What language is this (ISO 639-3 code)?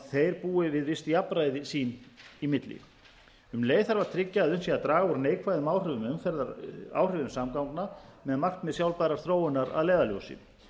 isl